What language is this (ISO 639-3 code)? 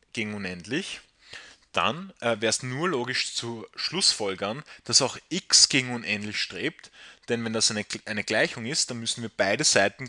deu